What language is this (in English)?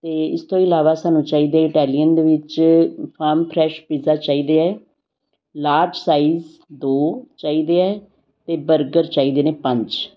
Punjabi